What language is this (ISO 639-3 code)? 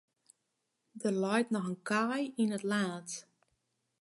fry